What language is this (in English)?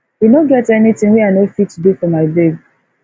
Nigerian Pidgin